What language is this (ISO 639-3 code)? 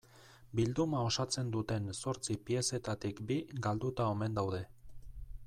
eus